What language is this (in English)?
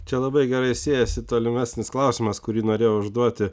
Lithuanian